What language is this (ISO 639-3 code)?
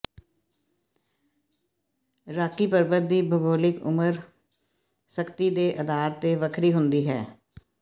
pan